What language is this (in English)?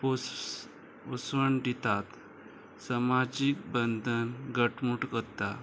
Konkani